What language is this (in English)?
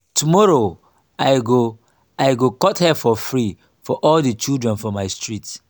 Nigerian Pidgin